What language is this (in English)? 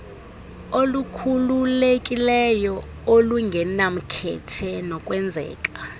Xhosa